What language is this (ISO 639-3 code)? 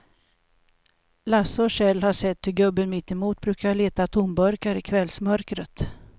swe